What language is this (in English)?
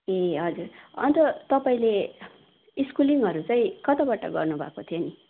Nepali